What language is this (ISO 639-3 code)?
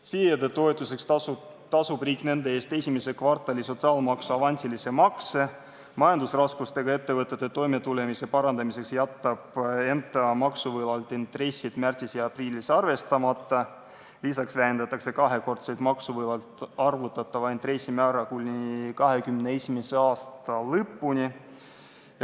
est